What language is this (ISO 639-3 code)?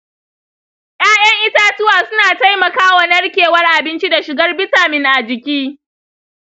hau